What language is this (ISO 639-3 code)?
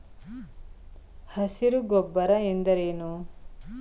kan